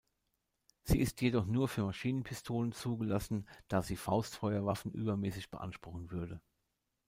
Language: German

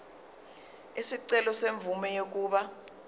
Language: Zulu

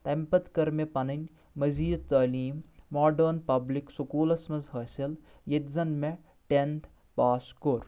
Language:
Kashmiri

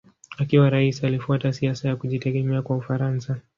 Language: Swahili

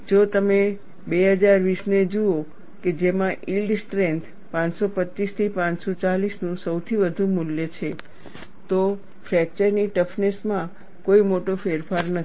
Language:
Gujarati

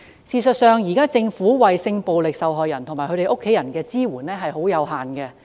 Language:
Cantonese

